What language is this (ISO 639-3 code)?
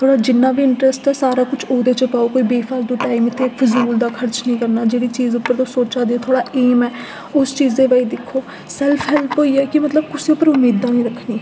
doi